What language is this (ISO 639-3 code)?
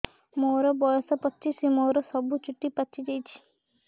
ori